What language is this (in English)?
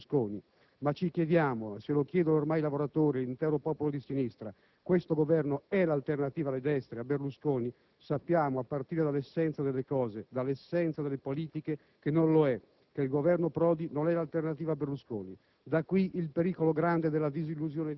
Italian